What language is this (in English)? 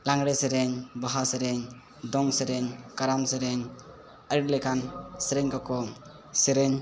Santali